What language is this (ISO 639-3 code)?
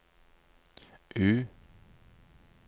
nor